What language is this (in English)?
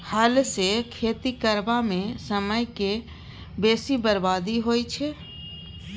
Maithili